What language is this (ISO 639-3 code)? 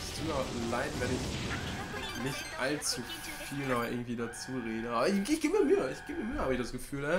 deu